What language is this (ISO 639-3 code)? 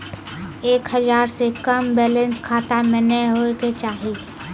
mai